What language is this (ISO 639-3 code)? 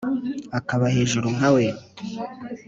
kin